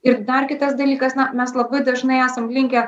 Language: Lithuanian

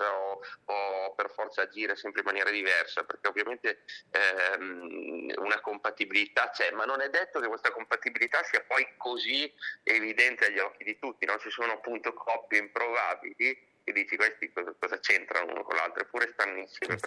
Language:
Italian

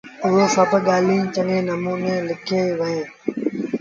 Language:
Sindhi Bhil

